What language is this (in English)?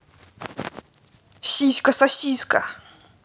Russian